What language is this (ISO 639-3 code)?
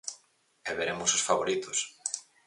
glg